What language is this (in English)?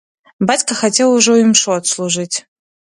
Belarusian